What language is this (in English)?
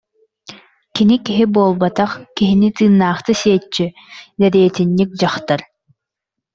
Yakut